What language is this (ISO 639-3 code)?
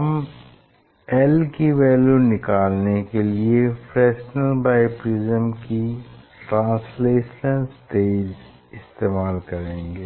hin